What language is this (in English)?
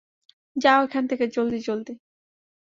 Bangla